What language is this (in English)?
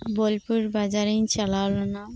Santali